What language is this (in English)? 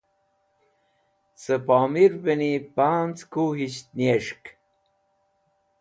Wakhi